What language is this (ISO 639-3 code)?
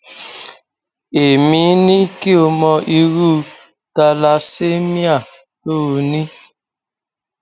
yor